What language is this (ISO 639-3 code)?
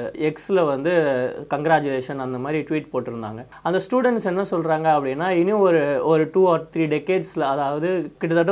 tam